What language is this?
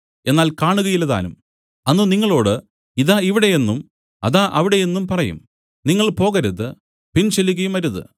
Malayalam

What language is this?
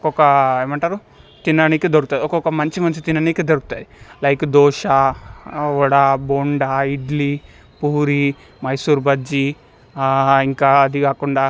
Telugu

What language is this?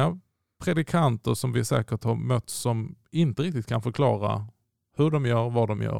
Swedish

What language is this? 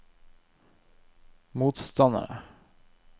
Norwegian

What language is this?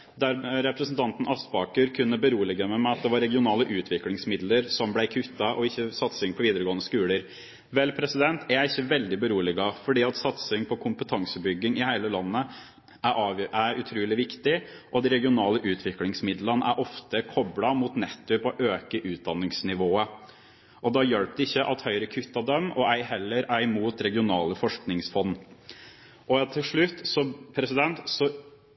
Norwegian Bokmål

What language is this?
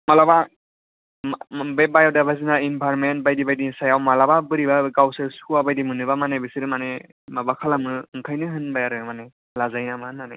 Bodo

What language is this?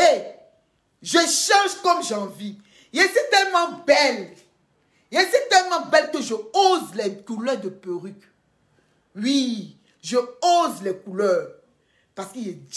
French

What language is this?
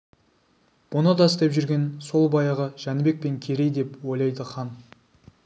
Kazakh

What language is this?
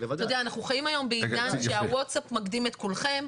Hebrew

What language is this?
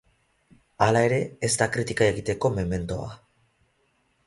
Basque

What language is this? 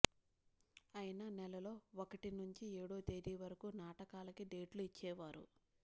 Telugu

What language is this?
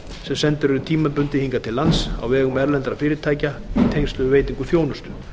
Icelandic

